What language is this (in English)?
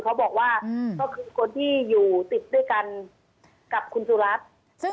Thai